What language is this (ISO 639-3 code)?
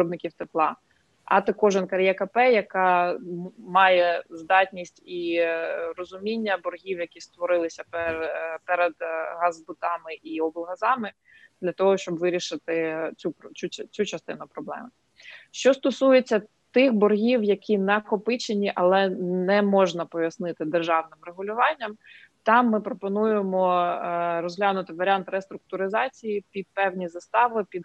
ukr